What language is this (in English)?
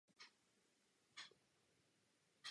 Czech